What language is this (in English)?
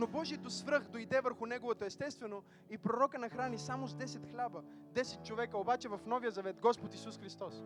Bulgarian